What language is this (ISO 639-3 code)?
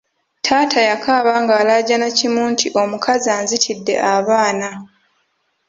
lug